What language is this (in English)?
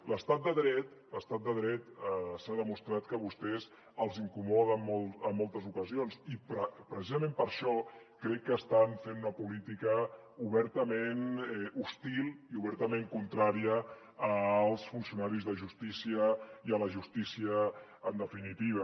Catalan